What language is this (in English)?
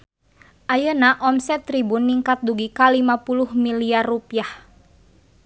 Sundanese